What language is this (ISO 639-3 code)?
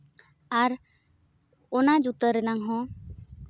sat